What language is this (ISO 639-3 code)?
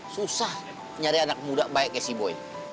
ind